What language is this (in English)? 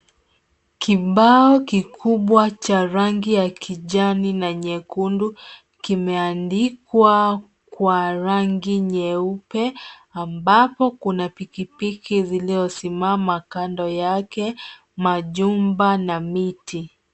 Swahili